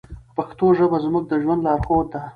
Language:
Pashto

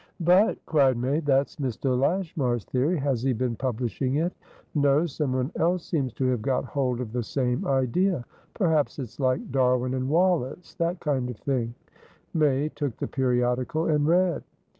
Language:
English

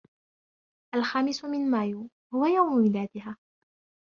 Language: Arabic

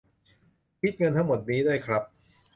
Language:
Thai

